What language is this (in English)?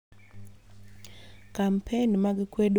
Luo (Kenya and Tanzania)